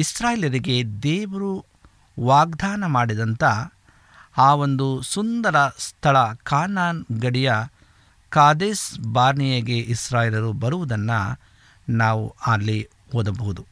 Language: Kannada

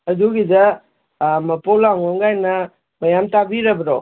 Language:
Manipuri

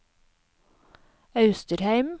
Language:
Norwegian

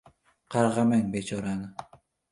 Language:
Uzbek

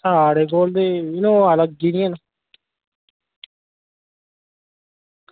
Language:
Dogri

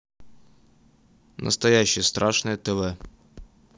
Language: Russian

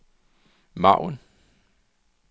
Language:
Danish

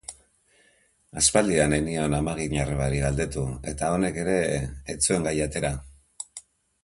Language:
Basque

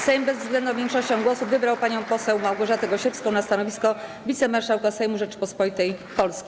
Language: Polish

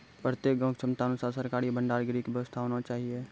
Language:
Maithili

